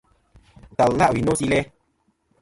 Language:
Kom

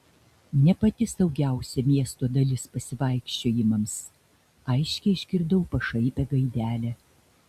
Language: Lithuanian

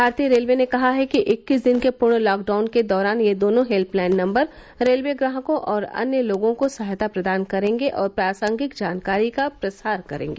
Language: Hindi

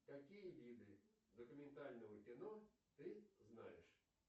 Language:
Russian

